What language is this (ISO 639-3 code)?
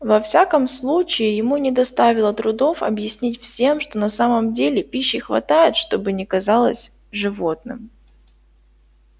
rus